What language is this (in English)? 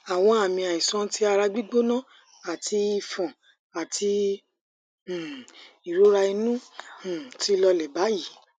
Yoruba